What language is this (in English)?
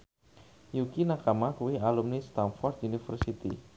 Javanese